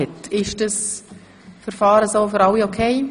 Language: Swiss German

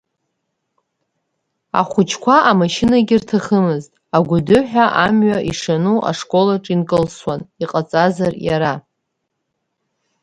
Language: Abkhazian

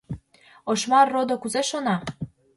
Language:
Mari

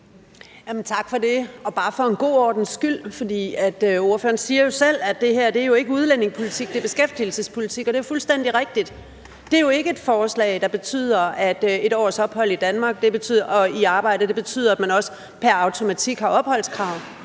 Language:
Danish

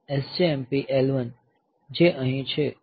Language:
Gujarati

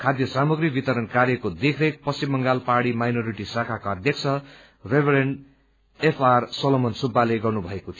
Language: Nepali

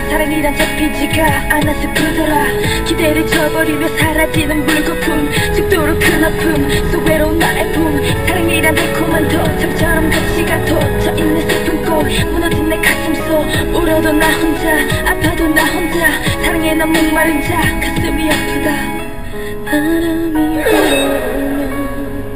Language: Vietnamese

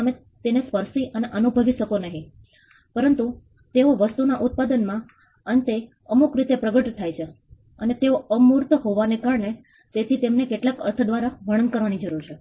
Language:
Gujarati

